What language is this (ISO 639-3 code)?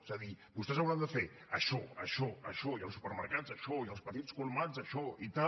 cat